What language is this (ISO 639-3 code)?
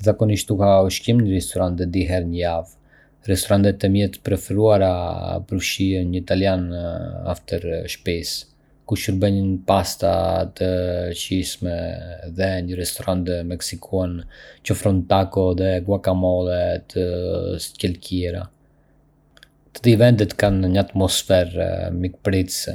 aae